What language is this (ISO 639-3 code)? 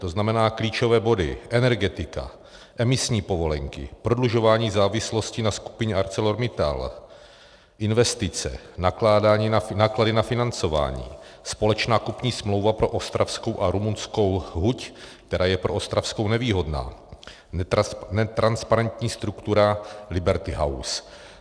ces